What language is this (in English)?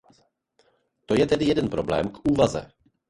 Czech